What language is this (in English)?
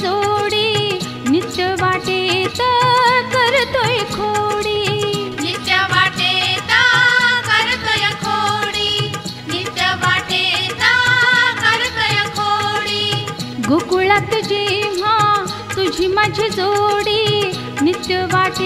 Hindi